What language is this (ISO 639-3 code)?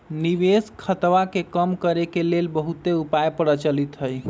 mag